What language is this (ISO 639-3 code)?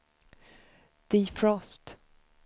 swe